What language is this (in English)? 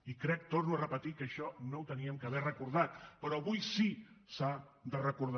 Catalan